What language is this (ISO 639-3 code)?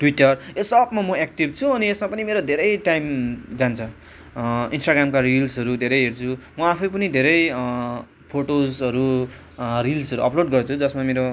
nep